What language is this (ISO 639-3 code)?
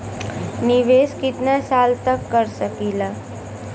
bho